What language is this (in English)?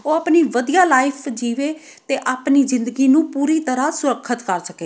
Punjabi